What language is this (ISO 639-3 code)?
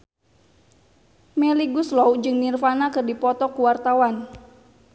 sun